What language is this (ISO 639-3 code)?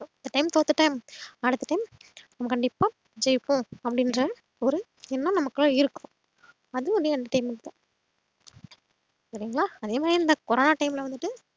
tam